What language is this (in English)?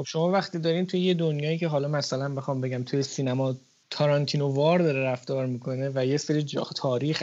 Persian